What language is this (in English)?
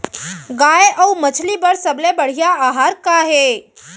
Chhattisgarhi